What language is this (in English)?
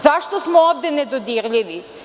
Serbian